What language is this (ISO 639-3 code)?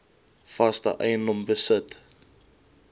afr